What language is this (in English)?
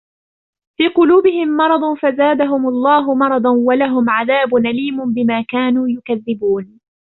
Arabic